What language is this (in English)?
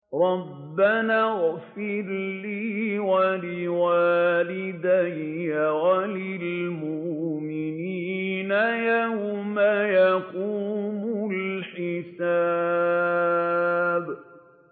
Arabic